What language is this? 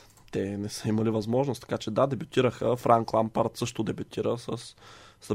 Bulgarian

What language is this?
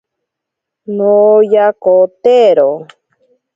Ashéninka Perené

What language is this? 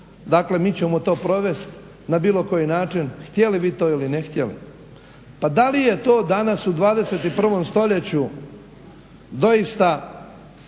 Croatian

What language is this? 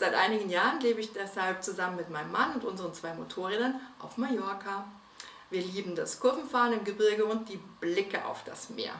German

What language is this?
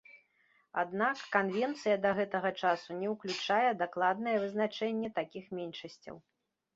Belarusian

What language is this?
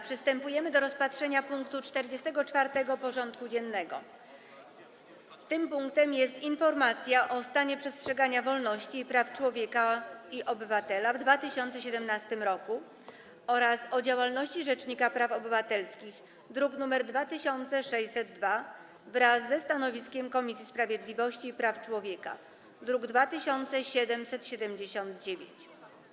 Polish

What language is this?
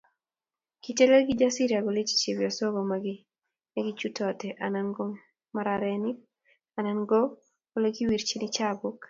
Kalenjin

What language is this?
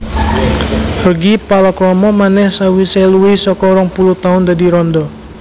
Javanese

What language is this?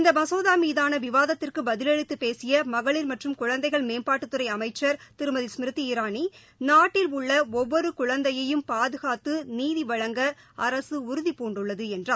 Tamil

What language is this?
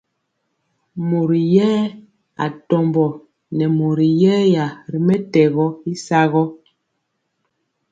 Mpiemo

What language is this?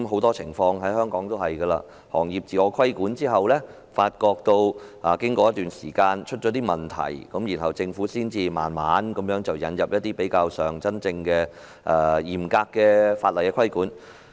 Cantonese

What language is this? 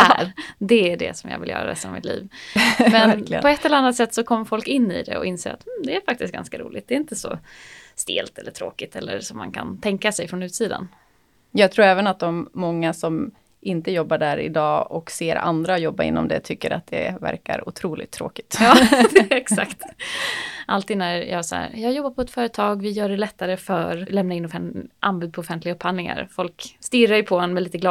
Swedish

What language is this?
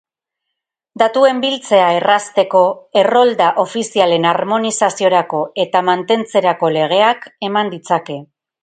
Basque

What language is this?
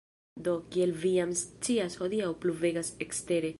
Esperanto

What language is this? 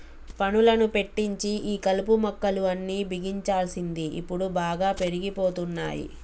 Telugu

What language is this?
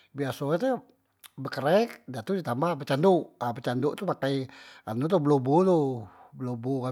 Musi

